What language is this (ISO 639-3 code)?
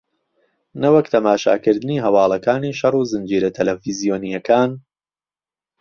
ckb